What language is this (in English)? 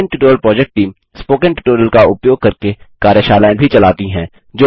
Hindi